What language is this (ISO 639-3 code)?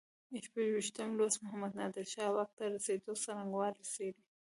pus